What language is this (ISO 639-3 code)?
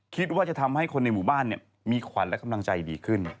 tha